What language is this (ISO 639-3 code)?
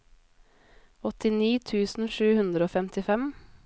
nor